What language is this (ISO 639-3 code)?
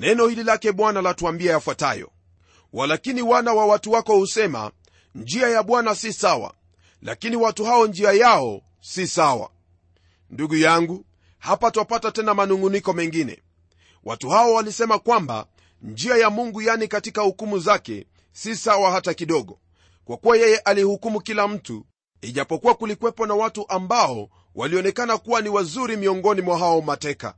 swa